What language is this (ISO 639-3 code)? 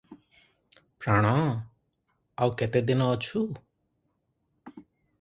ori